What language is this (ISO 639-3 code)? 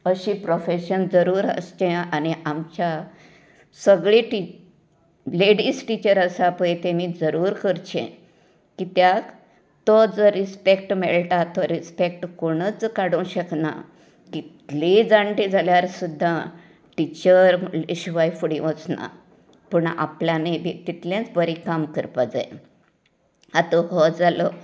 kok